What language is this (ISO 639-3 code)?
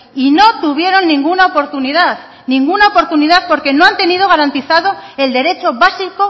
spa